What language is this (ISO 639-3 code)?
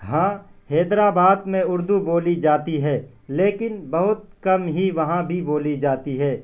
urd